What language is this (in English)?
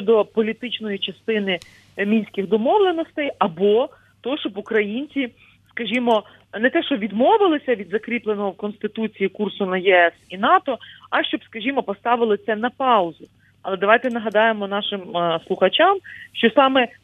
Ukrainian